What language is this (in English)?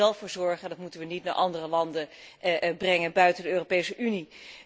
Dutch